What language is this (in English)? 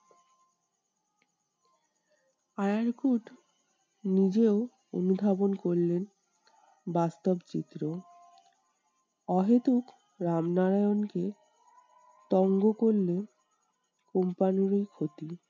Bangla